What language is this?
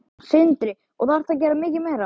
Icelandic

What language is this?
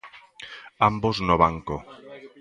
Galician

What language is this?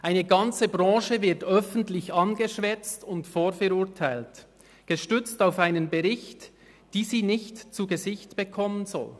Swiss German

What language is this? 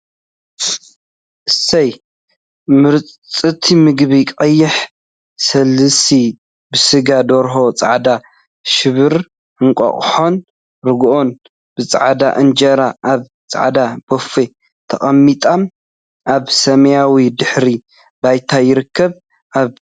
Tigrinya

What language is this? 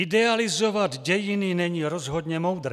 Czech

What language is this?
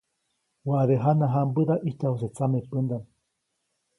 Copainalá Zoque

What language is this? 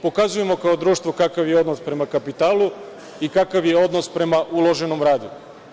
Serbian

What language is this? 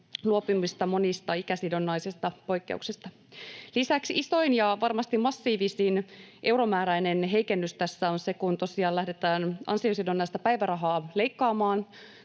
Finnish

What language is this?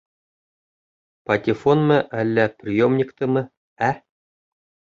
Bashkir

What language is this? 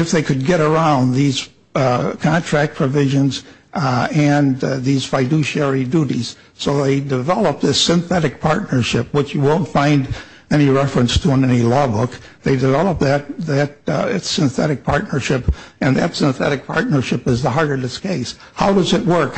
English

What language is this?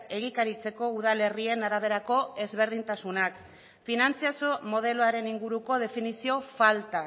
Basque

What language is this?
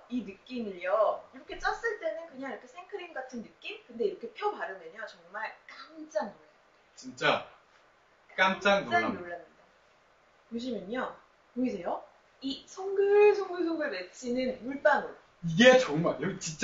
Korean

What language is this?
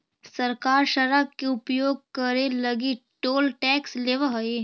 Magahi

